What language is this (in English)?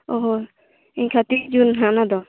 Santali